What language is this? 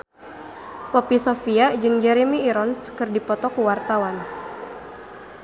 Sundanese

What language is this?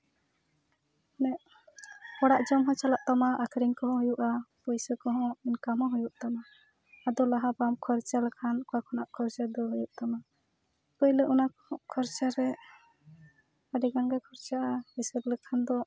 Santali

